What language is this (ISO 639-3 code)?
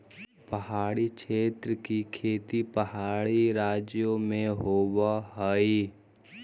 mag